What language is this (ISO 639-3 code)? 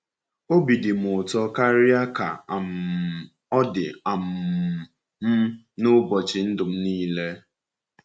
ibo